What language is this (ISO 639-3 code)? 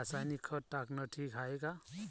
mar